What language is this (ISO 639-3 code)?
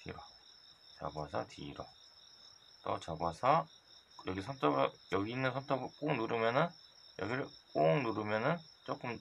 kor